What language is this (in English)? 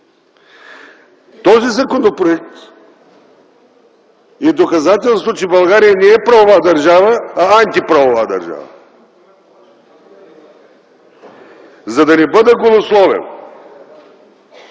Bulgarian